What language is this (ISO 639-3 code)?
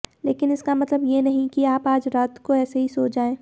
hin